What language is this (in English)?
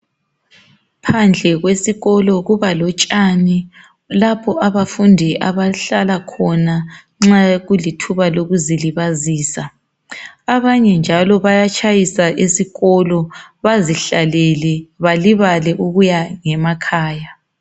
North Ndebele